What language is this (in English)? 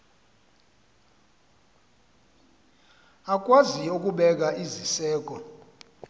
Xhosa